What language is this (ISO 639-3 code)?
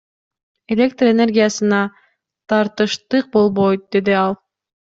kir